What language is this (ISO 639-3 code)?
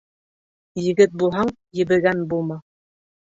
bak